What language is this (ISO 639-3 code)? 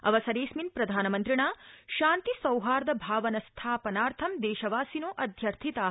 san